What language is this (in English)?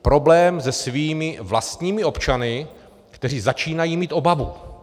Czech